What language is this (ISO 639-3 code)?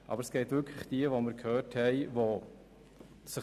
gsw